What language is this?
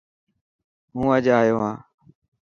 Dhatki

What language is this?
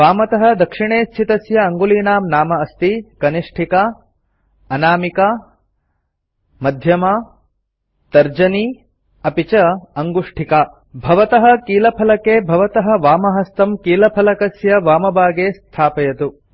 Sanskrit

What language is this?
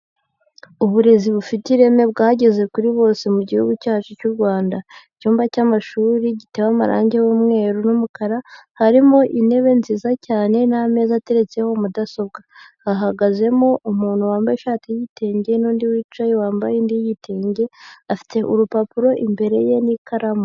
Kinyarwanda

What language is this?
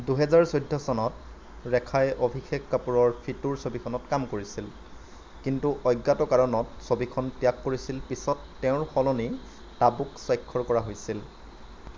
Assamese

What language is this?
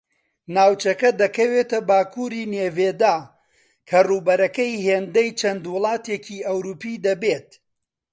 Central Kurdish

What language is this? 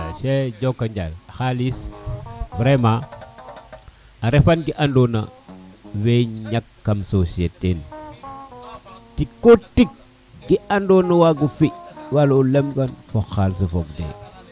Serer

